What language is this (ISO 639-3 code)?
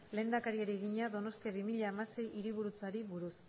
eus